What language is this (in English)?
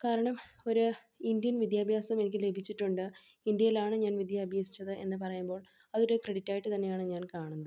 Malayalam